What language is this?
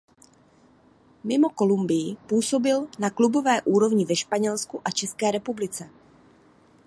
Czech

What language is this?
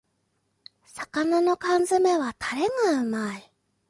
Japanese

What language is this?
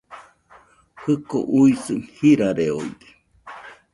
Nüpode Huitoto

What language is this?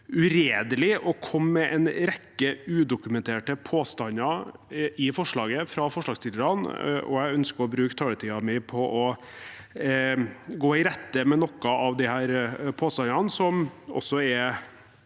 Norwegian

